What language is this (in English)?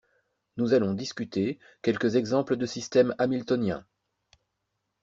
French